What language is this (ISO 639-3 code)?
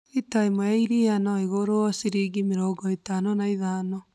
kik